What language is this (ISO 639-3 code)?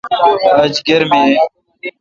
xka